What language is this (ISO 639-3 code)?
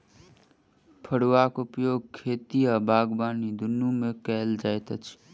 mai